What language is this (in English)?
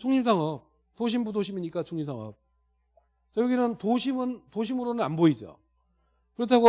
Korean